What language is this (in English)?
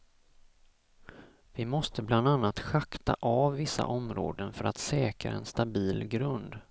Swedish